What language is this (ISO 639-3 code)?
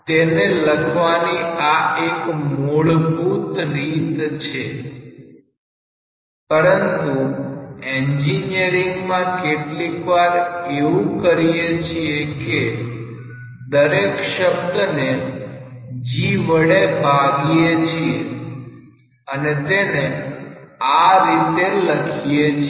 guj